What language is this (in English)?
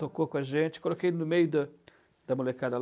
Portuguese